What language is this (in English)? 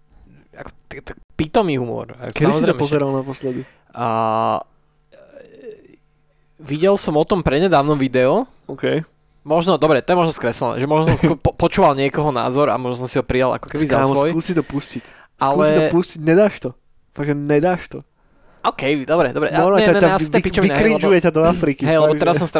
Slovak